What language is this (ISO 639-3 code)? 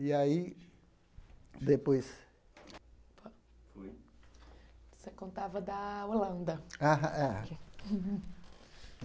por